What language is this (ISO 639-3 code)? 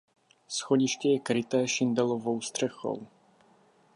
ces